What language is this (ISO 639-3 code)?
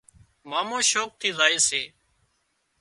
kxp